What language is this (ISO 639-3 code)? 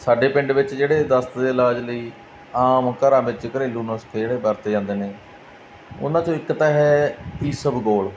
pan